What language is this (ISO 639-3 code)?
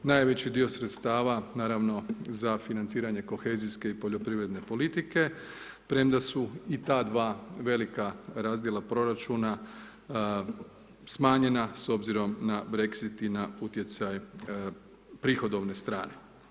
hrv